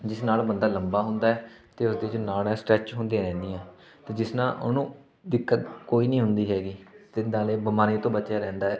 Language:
Punjabi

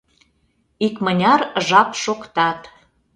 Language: Mari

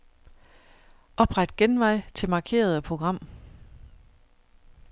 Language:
Danish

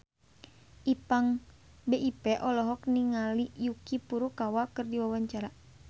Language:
Sundanese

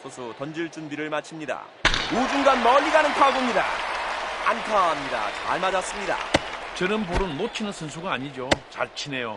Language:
Korean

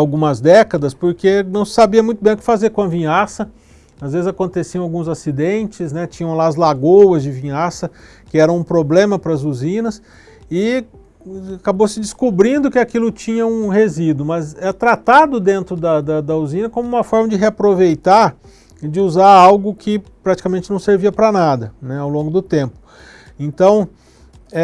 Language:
Portuguese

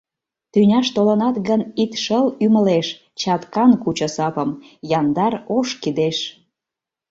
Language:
Mari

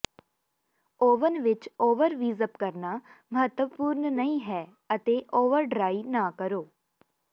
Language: Punjabi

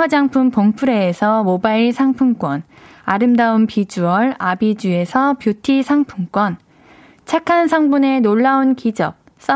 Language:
Korean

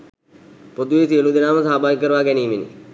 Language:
Sinhala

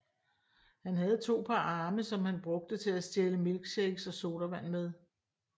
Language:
Danish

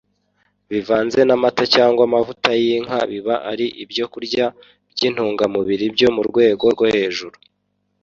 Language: Kinyarwanda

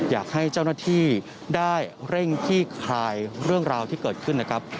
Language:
Thai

